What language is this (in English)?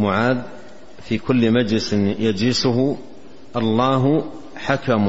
Arabic